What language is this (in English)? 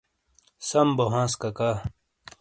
Shina